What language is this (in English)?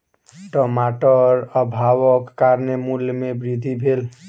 Maithili